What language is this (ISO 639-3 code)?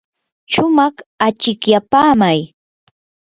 qur